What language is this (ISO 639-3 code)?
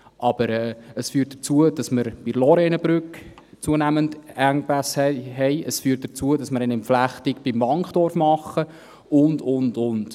gsw